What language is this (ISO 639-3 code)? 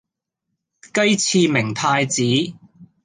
yue